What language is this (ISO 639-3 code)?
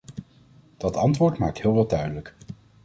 nld